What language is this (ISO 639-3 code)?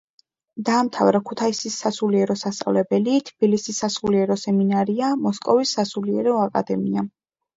kat